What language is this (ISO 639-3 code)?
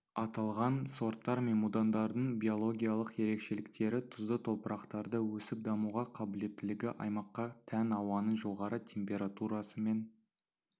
kaz